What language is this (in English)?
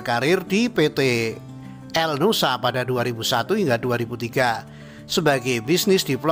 Indonesian